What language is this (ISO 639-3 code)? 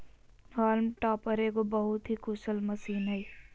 mag